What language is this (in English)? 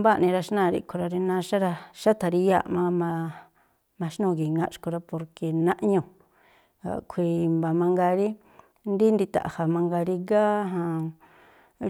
Tlacoapa Me'phaa